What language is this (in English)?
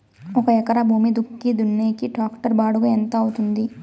Telugu